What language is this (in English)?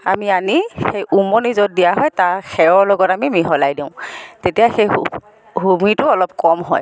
Assamese